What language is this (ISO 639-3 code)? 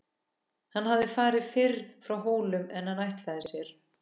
isl